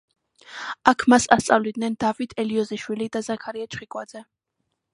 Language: Georgian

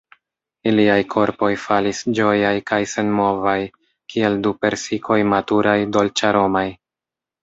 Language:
Esperanto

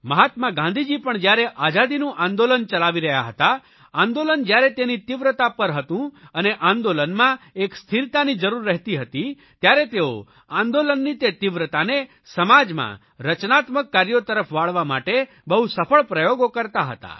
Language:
Gujarati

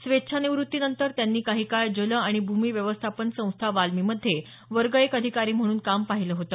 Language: Marathi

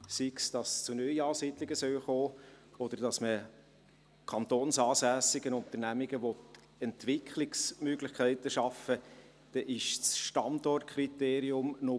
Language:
Swiss German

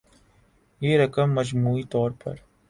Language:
Urdu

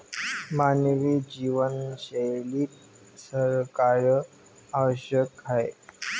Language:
Marathi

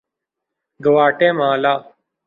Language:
Urdu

